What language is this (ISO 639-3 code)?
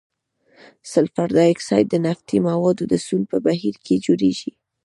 pus